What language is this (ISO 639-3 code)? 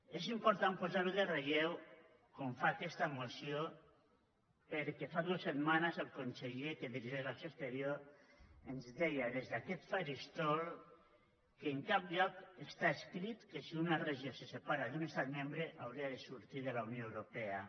cat